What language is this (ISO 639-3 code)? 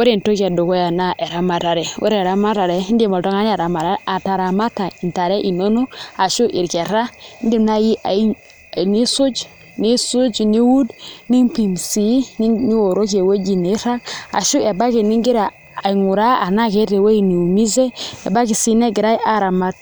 mas